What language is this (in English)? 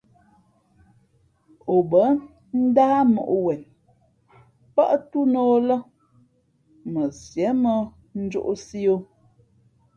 Fe'fe'